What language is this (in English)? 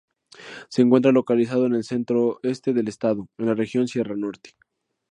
Spanish